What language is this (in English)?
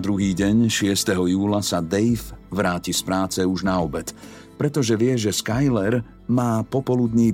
Slovak